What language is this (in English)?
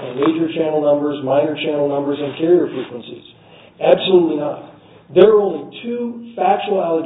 English